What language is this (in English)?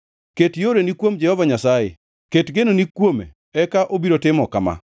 Luo (Kenya and Tanzania)